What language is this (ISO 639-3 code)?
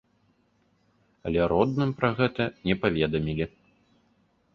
bel